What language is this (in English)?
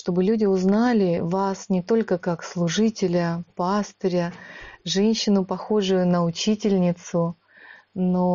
Russian